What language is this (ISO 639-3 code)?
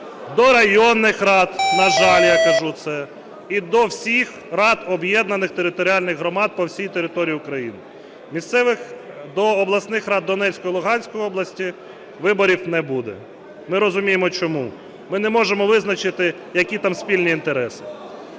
ukr